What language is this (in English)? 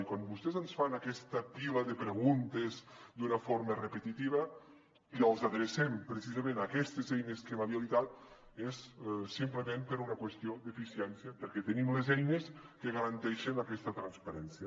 Catalan